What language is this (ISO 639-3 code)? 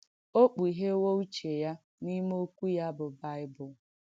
ibo